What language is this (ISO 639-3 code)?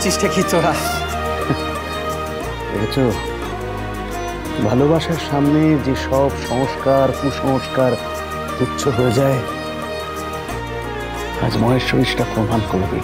ben